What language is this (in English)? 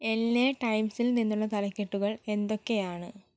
Malayalam